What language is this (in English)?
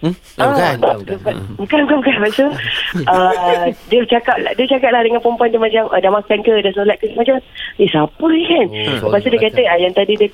Malay